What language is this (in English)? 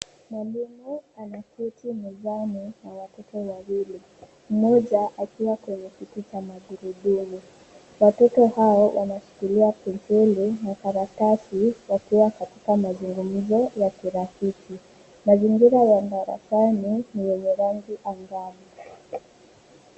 Swahili